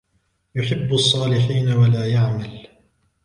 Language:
Arabic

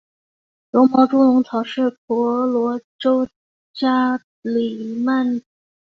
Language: Chinese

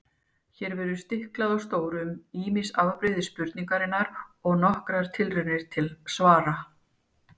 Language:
Icelandic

